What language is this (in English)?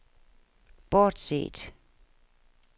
Danish